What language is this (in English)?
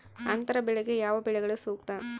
Kannada